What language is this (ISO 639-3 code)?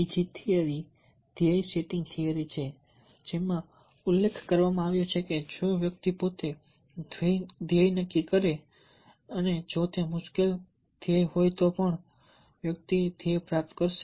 guj